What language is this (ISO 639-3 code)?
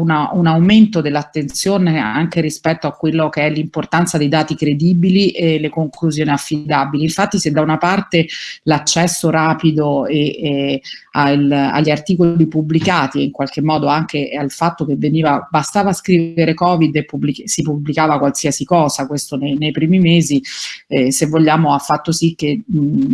ita